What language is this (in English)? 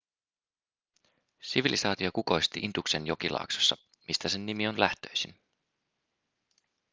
Finnish